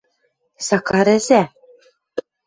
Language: Western Mari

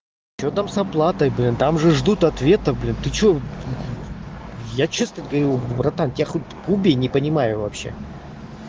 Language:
Russian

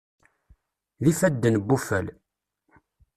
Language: Kabyle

